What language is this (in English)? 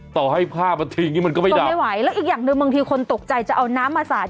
Thai